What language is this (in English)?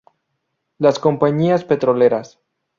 Spanish